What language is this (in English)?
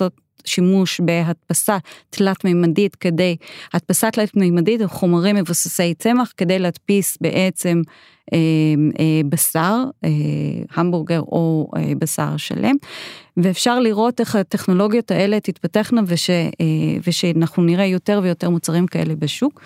Hebrew